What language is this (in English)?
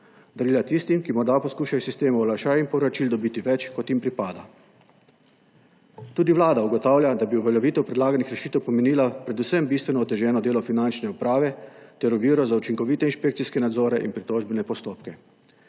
Slovenian